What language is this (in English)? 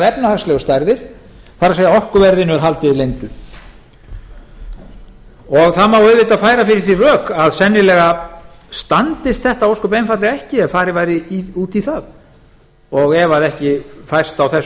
Icelandic